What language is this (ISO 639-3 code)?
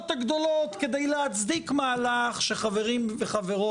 heb